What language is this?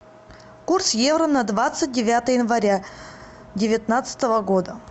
Russian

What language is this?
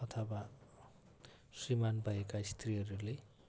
Nepali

